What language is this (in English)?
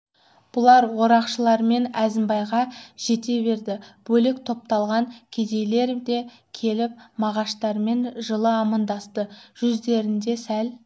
Kazakh